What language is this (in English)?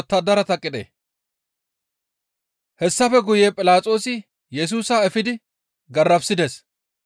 Gamo